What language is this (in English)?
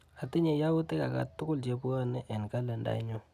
Kalenjin